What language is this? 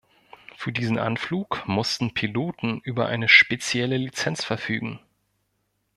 German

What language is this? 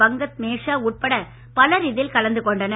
Tamil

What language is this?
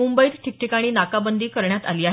Marathi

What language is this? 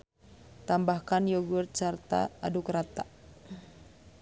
Sundanese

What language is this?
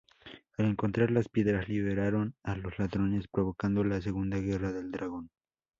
Spanish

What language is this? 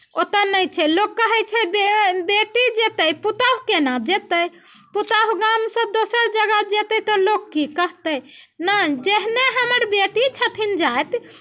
Maithili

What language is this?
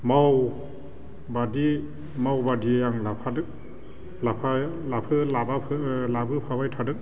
Bodo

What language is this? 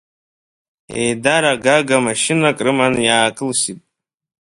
Abkhazian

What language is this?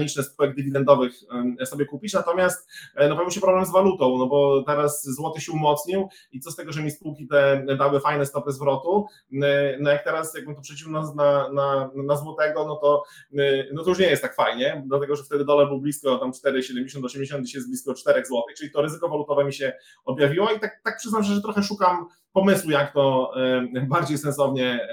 Polish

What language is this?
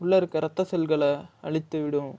Tamil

